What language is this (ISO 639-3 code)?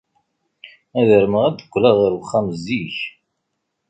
kab